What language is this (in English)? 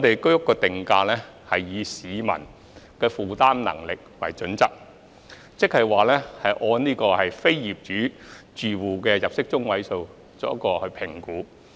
Cantonese